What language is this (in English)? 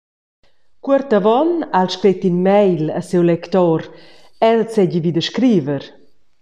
Romansh